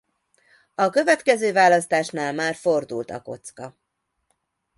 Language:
Hungarian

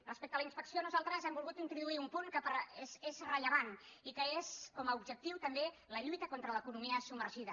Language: Catalan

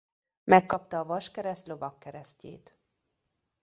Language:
Hungarian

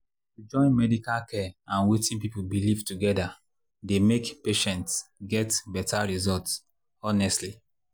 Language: Nigerian Pidgin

